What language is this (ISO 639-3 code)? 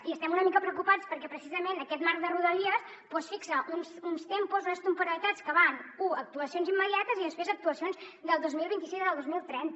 cat